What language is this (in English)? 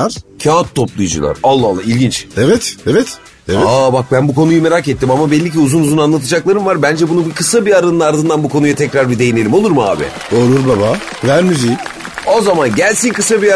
Turkish